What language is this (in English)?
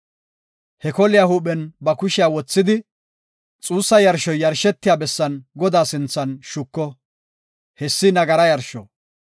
Gofa